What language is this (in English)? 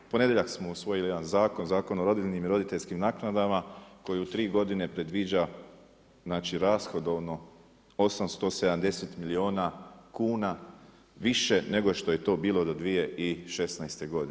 Croatian